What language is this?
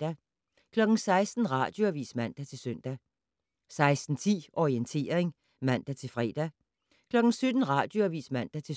Danish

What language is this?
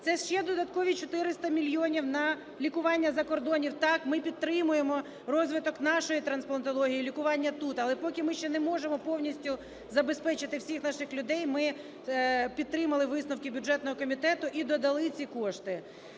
Ukrainian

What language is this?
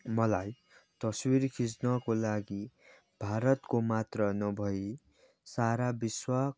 Nepali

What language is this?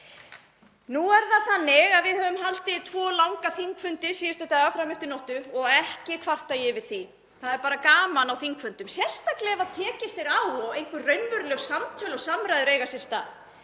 Icelandic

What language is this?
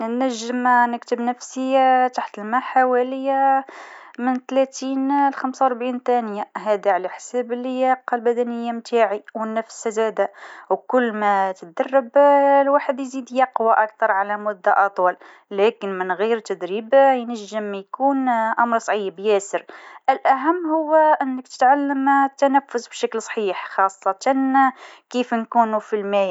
Tunisian Arabic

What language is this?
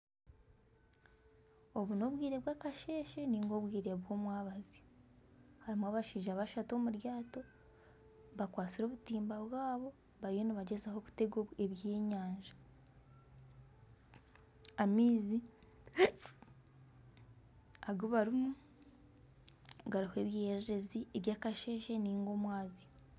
Nyankole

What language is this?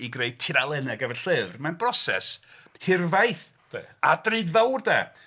Welsh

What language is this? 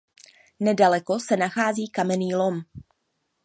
Czech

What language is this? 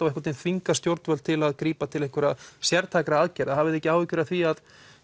Icelandic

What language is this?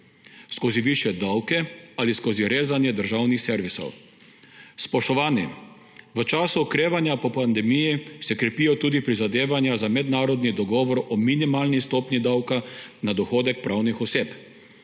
Slovenian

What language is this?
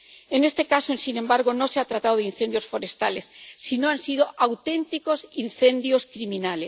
Spanish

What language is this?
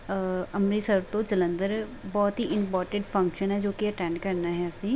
Punjabi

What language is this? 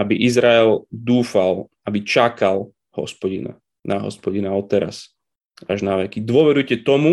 Slovak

